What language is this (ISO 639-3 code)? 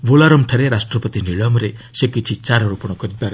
ori